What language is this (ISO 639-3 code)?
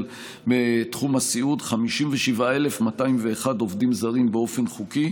heb